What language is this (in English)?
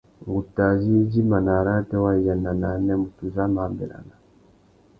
Tuki